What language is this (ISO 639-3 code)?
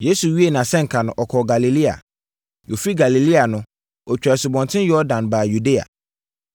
aka